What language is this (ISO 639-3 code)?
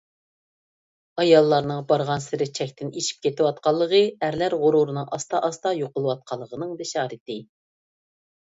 uig